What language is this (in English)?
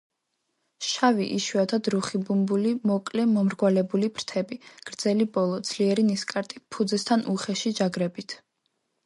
Georgian